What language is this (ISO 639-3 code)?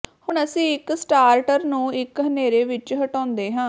pan